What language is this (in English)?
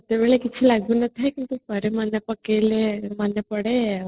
Odia